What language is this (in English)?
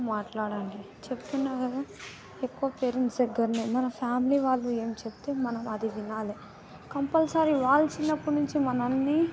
Telugu